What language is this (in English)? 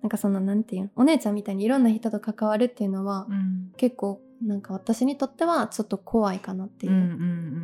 Japanese